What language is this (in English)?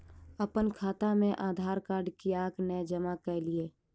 Maithili